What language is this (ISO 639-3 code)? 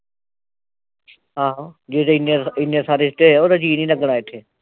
pan